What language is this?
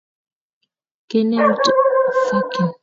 Kalenjin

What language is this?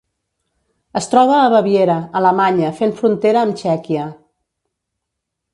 Catalan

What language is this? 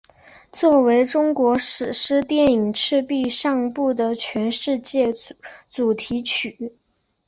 Chinese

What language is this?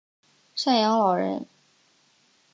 Chinese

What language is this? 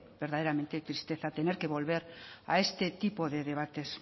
Spanish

